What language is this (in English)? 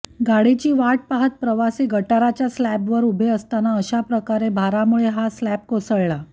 Marathi